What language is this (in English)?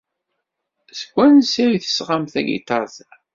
Kabyle